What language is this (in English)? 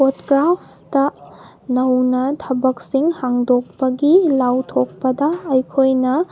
Manipuri